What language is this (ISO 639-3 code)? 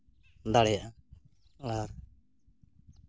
sat